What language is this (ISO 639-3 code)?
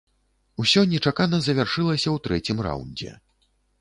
bel